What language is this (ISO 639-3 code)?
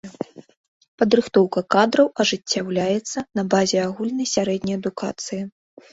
bel